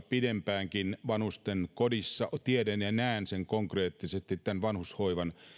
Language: Finnish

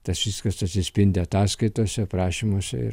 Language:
Lithuanian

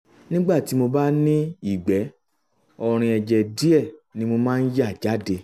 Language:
Yoruba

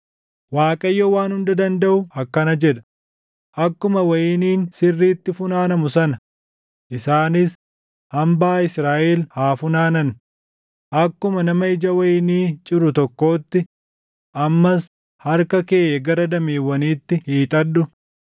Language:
Oromo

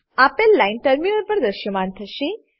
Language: Gujarati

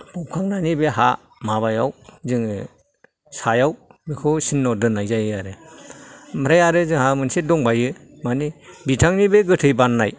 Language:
Bodo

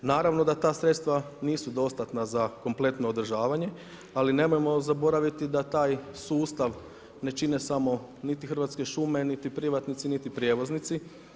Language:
Croatian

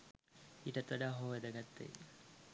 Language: Sinhala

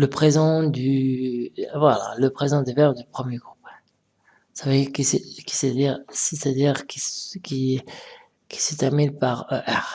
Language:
French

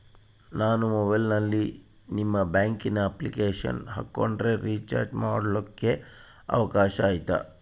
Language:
Kannada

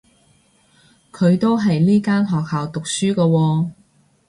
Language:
Cantonese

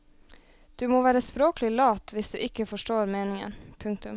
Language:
Norwegian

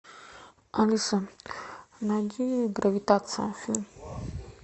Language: Russian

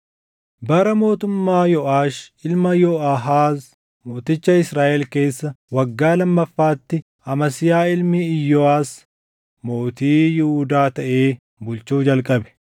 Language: Oromo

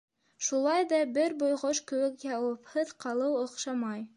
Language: Bashkir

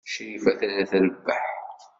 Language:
Kabyle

